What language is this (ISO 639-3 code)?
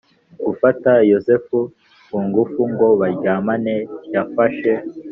kin